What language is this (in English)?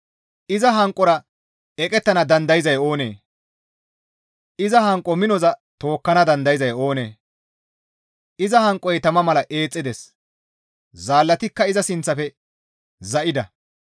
Gamo